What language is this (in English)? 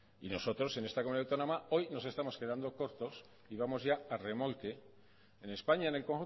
Spanish